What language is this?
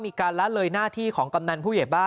Thai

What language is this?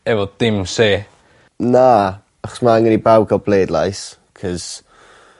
Welsh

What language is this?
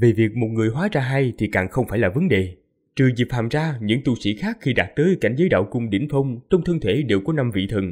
Vietnamese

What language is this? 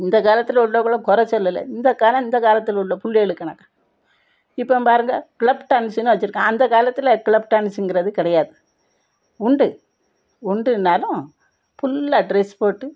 Tamil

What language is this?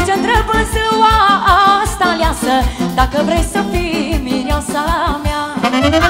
Romanian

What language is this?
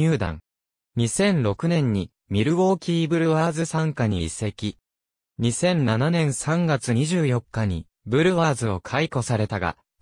Japanese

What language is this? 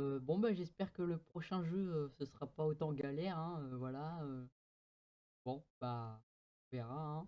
French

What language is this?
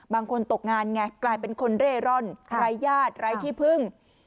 Thai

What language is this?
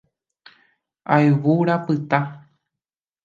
Guarani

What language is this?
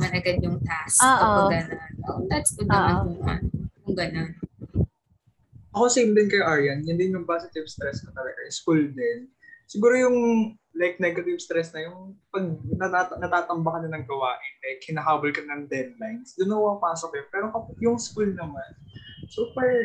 Filipino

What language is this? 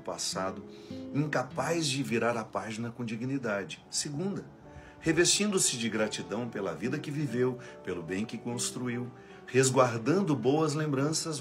Portuguese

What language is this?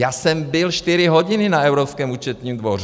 Czech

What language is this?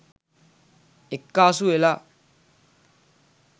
Sinhala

